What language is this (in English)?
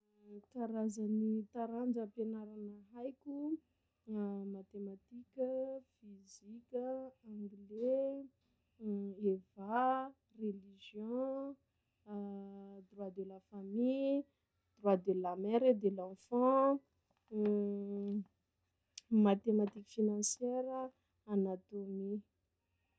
Sakalava Malagasy